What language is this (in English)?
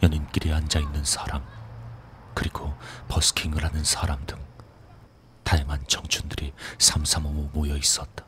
Korean